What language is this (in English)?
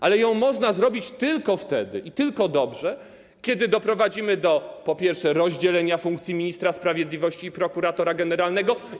Polish